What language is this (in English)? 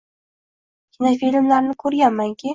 Uzbek